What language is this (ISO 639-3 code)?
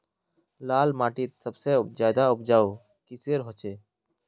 mag